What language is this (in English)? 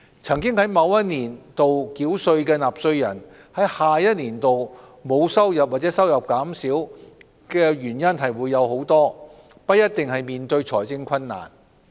Cantonese